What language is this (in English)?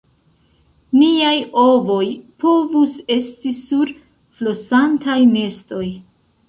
Esperanto